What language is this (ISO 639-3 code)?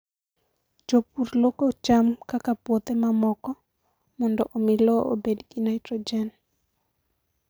luo